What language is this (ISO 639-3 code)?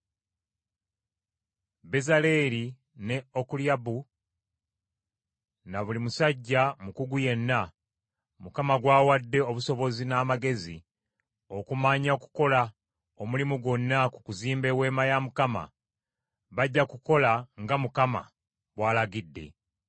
lug